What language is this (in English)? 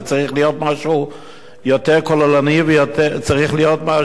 Hebrew